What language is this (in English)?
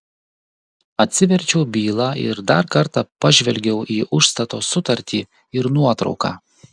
Lithuanian